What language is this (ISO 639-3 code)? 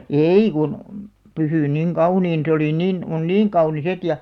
fin